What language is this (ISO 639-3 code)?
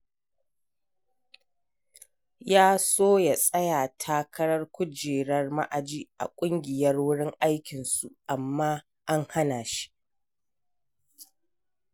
hau